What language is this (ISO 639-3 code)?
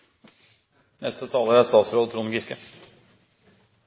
nor